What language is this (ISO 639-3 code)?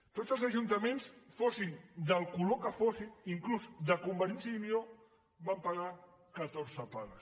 cat